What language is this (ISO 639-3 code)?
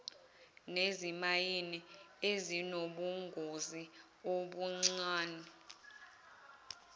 zul